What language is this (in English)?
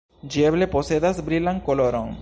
Esperanto